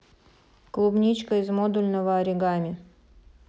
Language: Russian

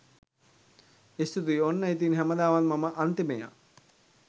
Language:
Sinhala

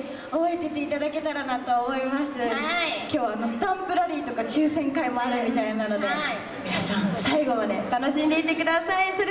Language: Japanese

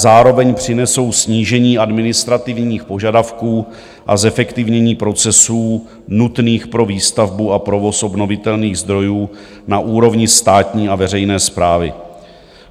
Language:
Czech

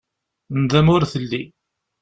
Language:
Kabyle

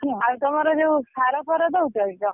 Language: Odia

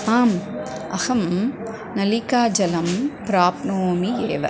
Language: Sanskrit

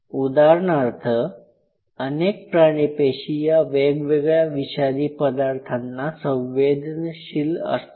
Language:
Marathi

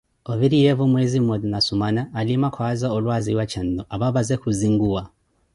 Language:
Koti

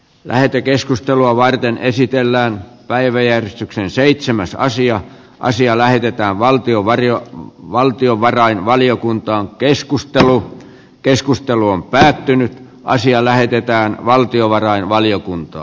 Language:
Finnish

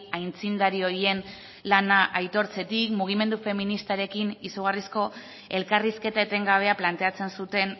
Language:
Basque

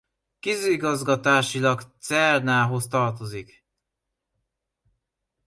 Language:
Hungarian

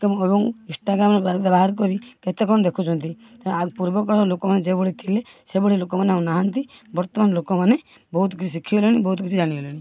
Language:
Odia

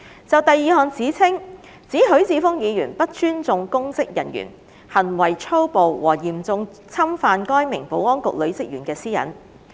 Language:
Cantonese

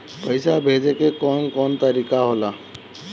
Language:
Bhojpuri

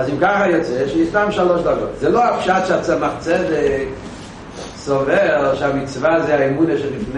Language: Hebrew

